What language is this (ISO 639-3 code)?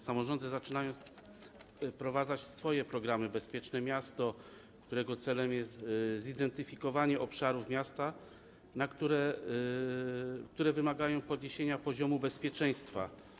pol